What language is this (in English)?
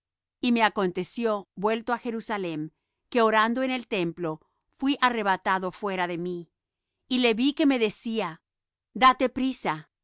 Spanish